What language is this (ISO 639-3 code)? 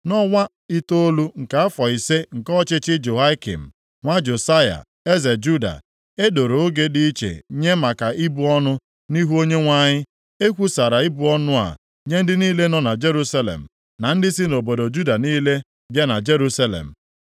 ibo